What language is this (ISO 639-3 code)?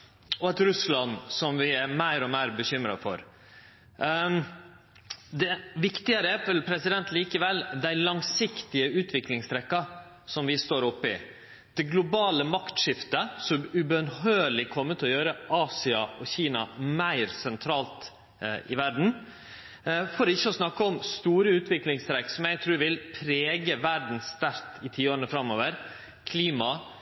nno